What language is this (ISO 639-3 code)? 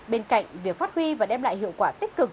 vie